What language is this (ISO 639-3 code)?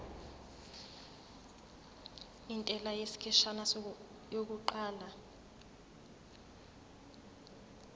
zul